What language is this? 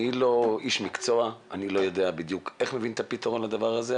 Hebrew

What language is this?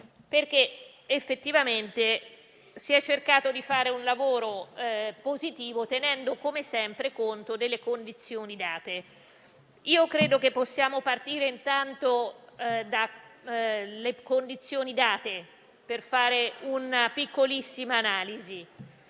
Italian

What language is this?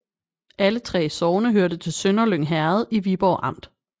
Danish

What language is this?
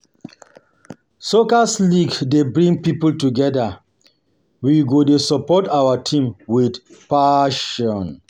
Nigerian Pidgin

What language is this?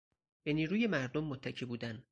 Persian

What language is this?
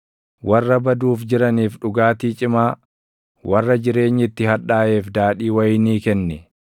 Oromo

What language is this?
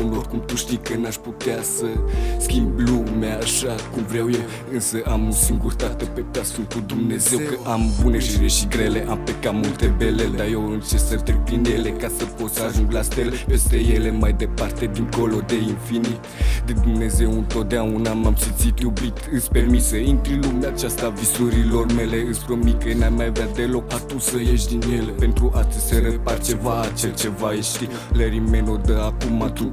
Romanian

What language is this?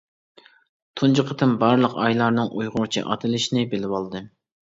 Uyghur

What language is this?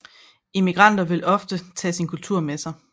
Danish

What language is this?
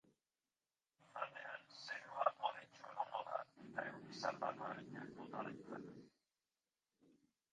Basque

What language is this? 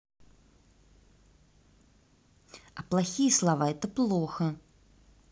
Russian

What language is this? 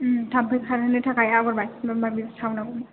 Bodo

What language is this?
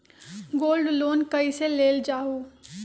Magahi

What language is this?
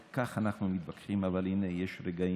Hebrew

